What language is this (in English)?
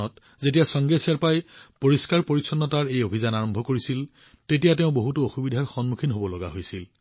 Assamese